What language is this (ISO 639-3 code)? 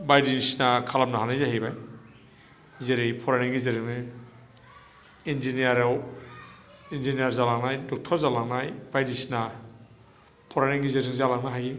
brx